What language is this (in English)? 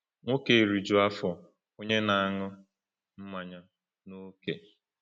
Igbo